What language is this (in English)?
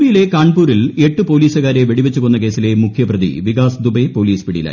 Malayalam